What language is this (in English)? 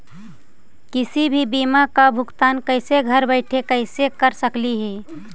Magahi